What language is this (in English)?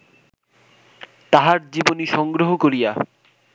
Bangla